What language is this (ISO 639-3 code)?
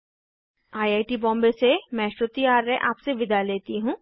hin